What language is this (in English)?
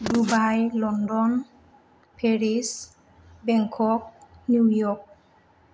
Bodo